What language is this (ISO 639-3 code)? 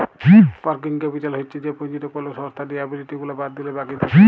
ben